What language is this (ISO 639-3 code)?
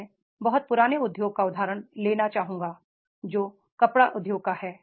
hin